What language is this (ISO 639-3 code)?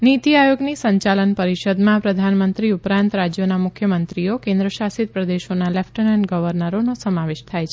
guj